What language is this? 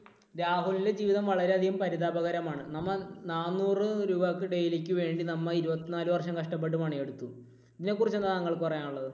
Malayalam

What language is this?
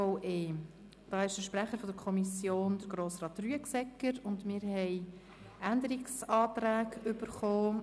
Swiss German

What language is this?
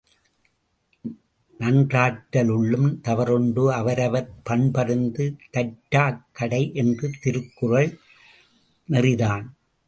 Tamil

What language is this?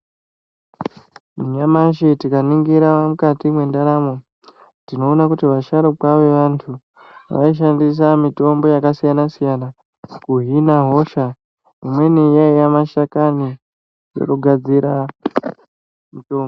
Ndau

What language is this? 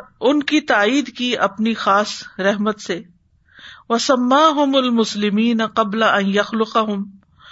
Urdu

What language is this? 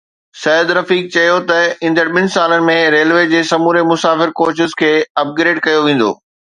Sindhi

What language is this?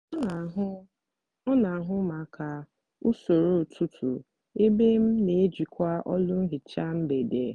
Igbo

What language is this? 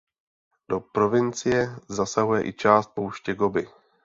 Czech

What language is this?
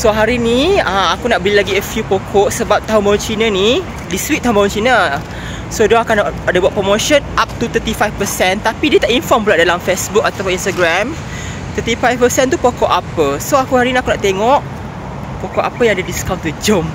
Malay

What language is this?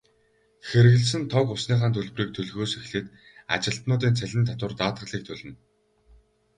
Mongolian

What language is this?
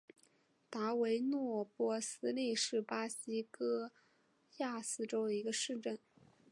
Chinese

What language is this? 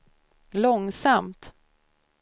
Swedish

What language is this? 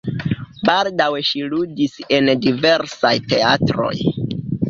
Esperanto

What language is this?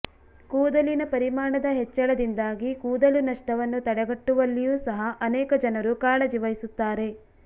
Kannada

